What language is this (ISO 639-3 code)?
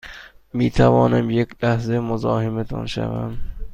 fas